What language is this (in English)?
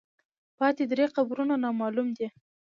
Pashto